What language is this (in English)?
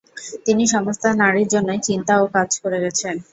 Bangla